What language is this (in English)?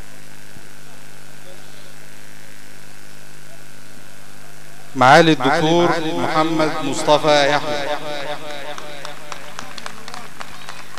Arabic